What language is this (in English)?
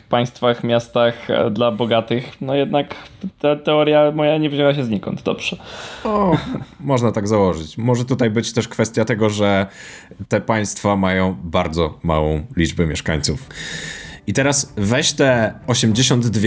Polish